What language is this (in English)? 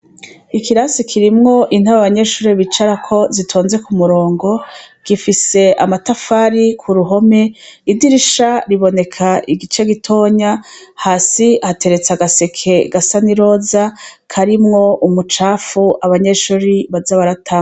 Rundi